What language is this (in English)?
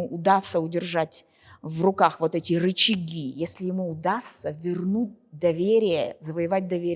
Russian